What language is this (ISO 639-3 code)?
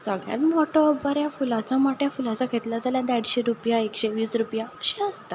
kok